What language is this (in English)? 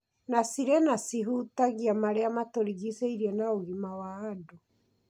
Kikuyu